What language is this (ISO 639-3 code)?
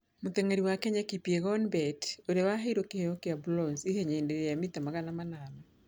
kik